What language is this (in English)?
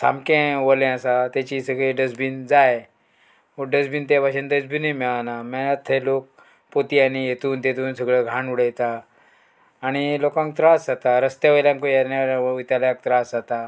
Konkani